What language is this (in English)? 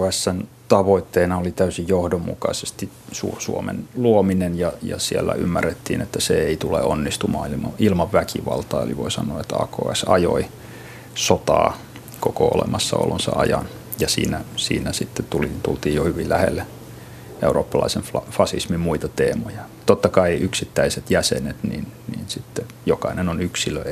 Finnish